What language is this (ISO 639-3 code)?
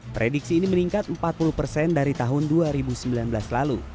ind